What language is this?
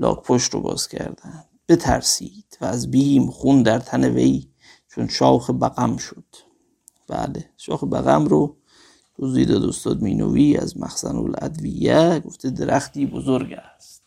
Persian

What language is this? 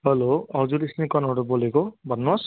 Nepali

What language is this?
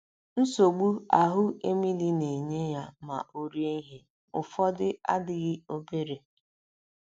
Igbo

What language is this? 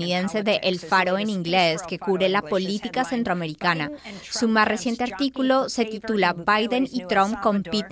Spanish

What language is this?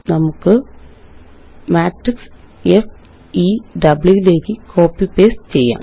Malayalam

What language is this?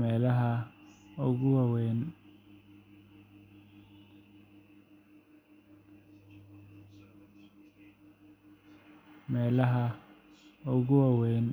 Somali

